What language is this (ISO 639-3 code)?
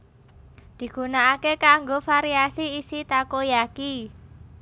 jav